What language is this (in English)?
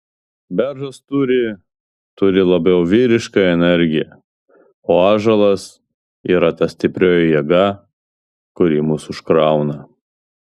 Lithuanian